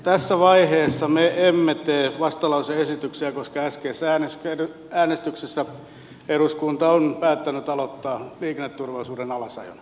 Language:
Finnish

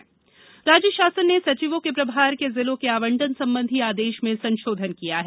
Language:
Hindi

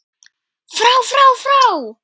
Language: Icelandic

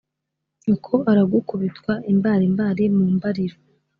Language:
Kinyarwanda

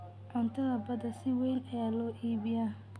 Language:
Somali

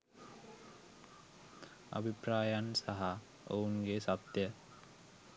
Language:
Sinhala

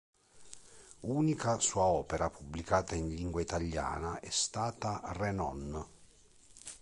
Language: Italian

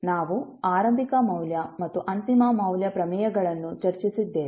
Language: Kannada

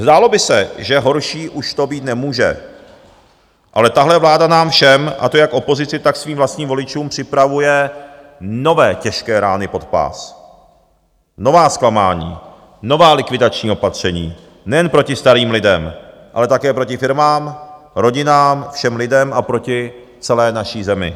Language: Czech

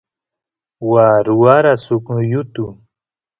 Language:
Santiago del Estero Quichua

